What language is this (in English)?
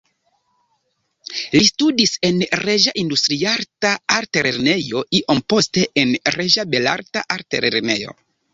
Esperanto